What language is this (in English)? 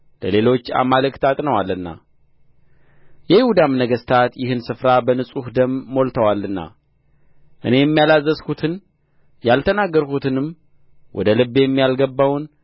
Amharic